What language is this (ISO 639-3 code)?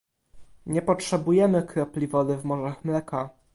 pol